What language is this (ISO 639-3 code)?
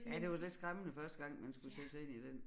dan